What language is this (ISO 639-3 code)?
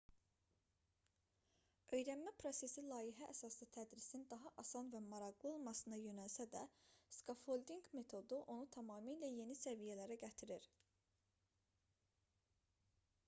aze